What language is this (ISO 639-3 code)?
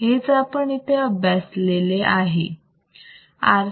mar